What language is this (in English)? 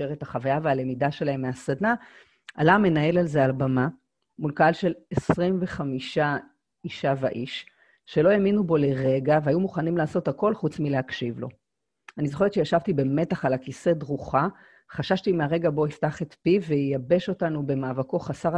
Hebrew